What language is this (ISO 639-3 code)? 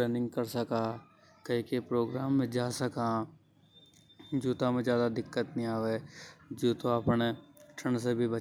hoj